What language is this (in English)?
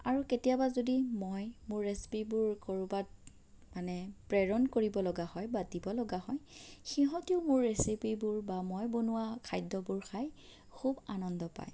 Assamese